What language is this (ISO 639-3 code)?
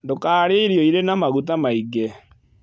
kik